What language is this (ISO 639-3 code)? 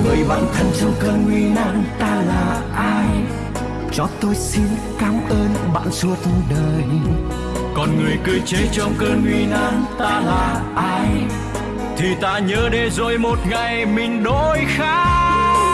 vie